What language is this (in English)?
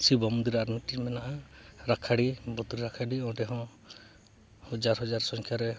Santali